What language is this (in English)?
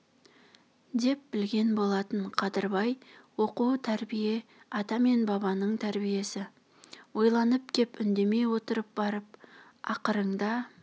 Kazakh